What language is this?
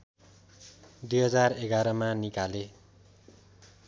Nepali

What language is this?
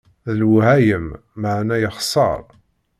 Kabyle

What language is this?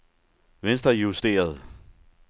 Danish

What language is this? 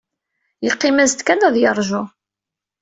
Kabyle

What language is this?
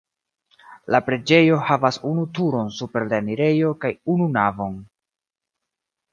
Esperanto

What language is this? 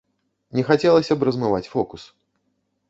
Belarusian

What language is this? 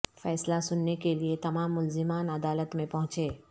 Urdu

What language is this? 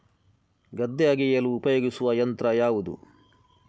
Kannada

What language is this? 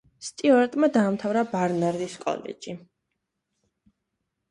Georgian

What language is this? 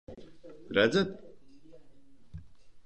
Latvian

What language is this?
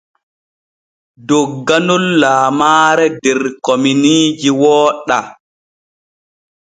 Borgu Fulfulde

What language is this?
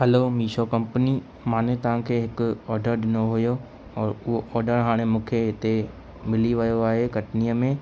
Sindhi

